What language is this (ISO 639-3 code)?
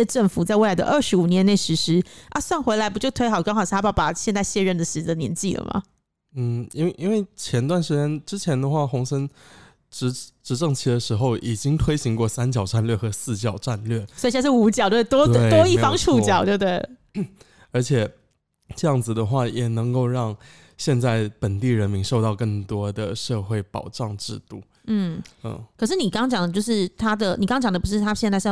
zho